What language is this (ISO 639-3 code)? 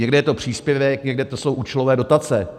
ces